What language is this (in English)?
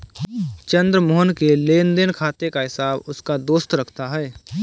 Hindi